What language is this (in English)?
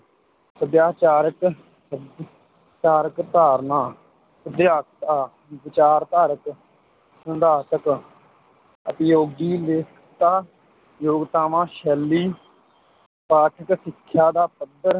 Punjabi